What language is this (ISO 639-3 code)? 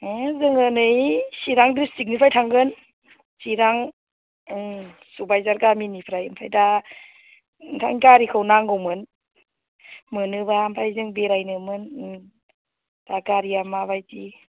brx